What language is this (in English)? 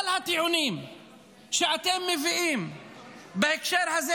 Hebrew